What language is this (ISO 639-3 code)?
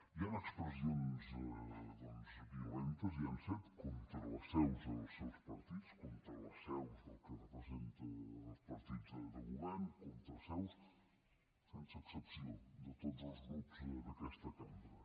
cat